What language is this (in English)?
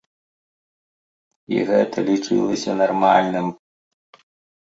Belarusian